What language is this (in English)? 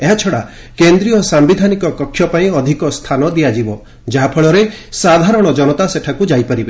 Odia